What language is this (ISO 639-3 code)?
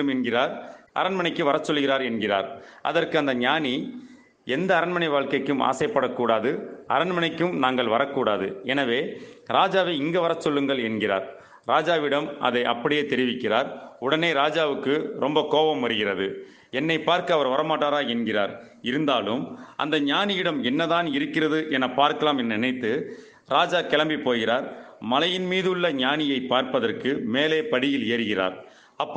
tam